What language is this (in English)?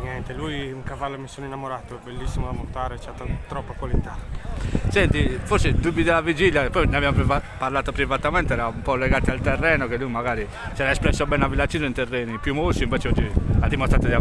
Italian